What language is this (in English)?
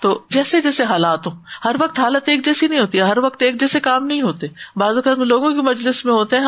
Urdu